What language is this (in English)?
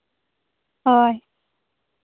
Santali